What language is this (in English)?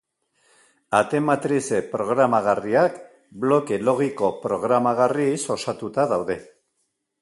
Basque